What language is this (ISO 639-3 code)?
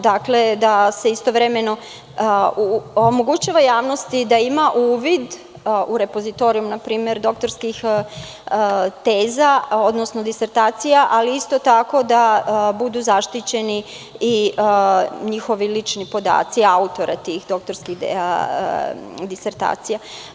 srp